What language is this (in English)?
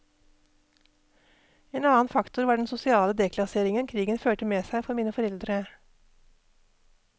Norwegian